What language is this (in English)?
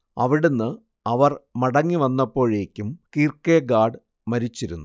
Malayalam